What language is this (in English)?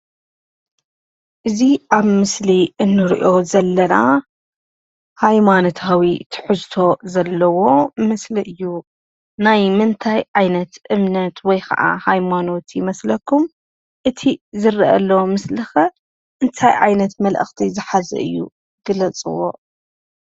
Tigrinya